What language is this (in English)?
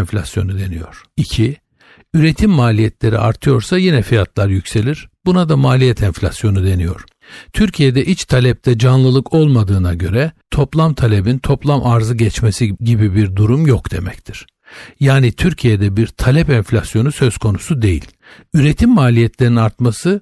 Turkish